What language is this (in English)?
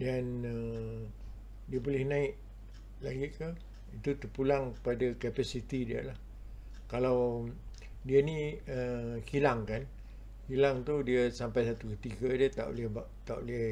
Malay